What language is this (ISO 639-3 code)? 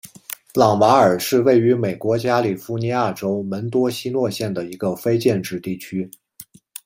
zho